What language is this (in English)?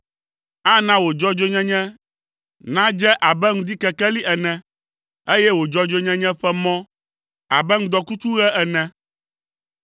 Ewe